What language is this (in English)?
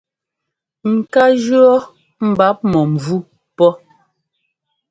Ngomba